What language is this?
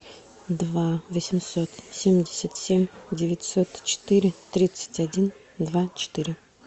Russian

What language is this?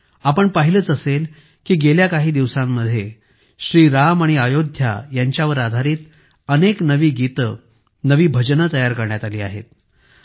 Marathi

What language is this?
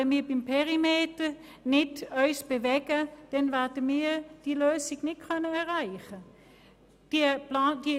Swiss German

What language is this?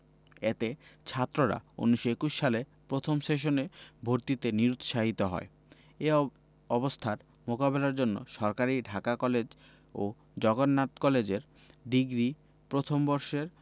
Bangla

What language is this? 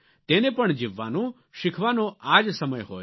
Gujarati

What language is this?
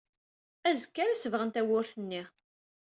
Kabyle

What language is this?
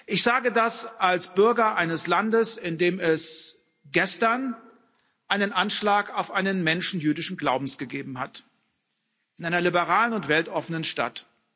German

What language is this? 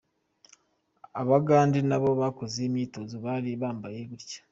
Kinyarwanda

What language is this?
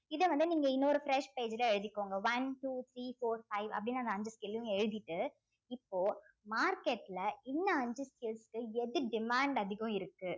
Tamil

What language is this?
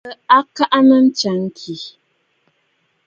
Bafut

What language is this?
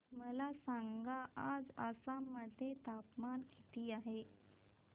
Marathi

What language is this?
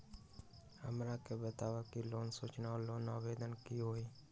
Magahi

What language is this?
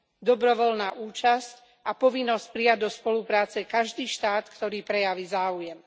Slovak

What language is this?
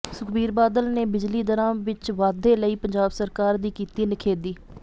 Punjabi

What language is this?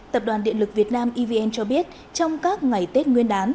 Vietnamese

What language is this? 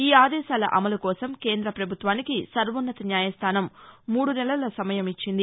Telugu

